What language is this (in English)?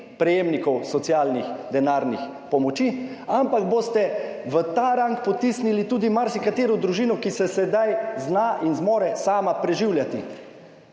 Slovenian